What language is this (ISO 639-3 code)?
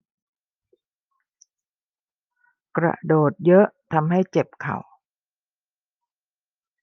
tha